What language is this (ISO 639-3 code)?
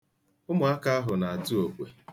ibo